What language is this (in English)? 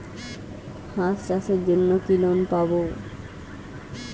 Bangla